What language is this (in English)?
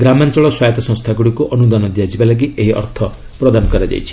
Odia